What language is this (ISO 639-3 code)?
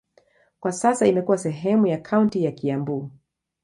swa